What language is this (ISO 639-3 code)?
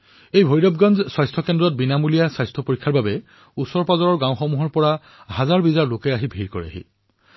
asm